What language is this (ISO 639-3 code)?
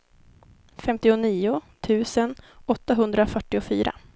swe